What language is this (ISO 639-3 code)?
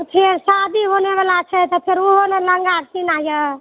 mai